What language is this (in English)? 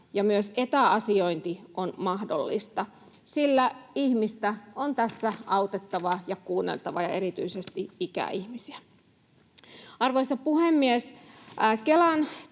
Finnish